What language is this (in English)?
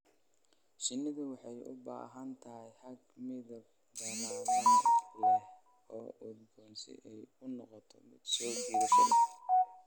Somali